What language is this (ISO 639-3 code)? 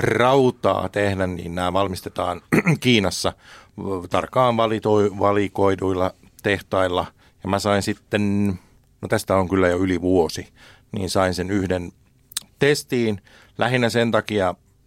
fin